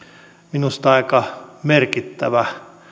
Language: Finnish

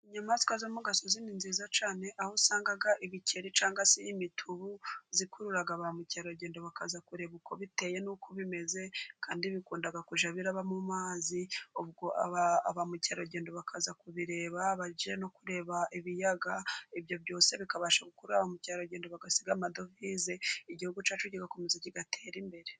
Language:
Kinyarwanda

